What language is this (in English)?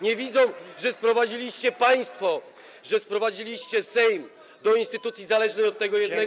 Polish